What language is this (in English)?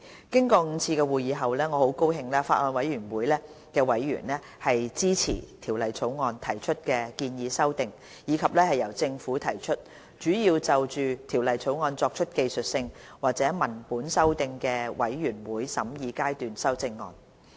Cantonese